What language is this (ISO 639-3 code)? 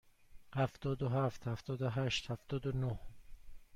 fas